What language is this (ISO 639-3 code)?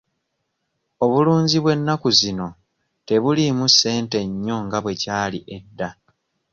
lug